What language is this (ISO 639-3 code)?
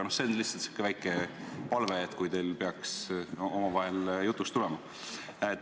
est